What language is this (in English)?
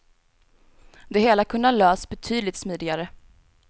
Swedish